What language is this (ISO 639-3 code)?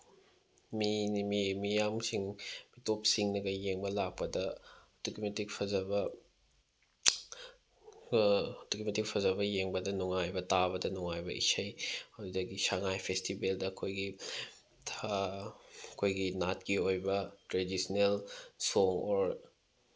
mni